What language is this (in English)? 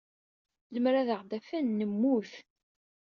Kabyle